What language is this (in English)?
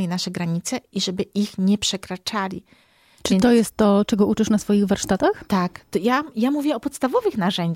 Polish